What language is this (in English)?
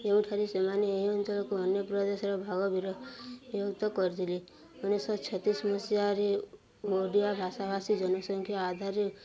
Odia